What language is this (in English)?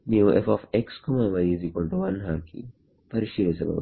Kannada